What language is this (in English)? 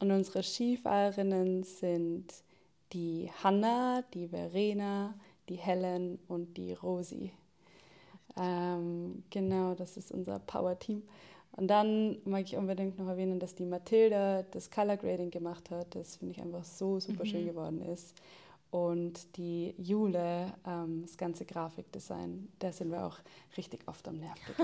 German